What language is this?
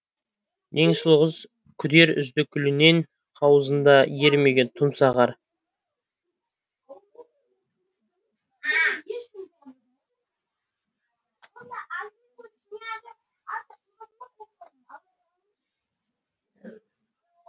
Kazakh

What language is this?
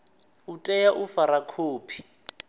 Venda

